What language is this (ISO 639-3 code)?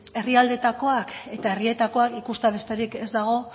eus